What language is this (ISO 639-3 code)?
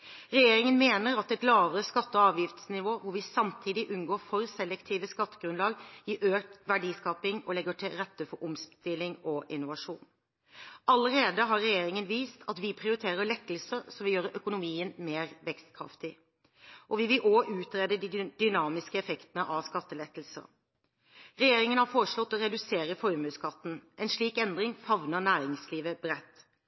nob